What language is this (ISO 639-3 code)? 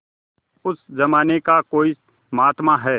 hin